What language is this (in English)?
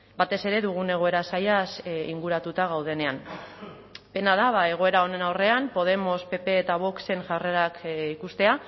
Basque